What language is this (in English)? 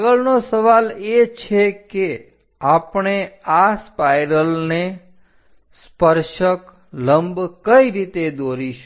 Gujarati